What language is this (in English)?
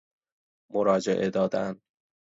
Persian